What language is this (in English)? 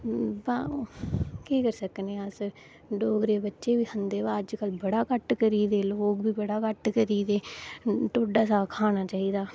Dogri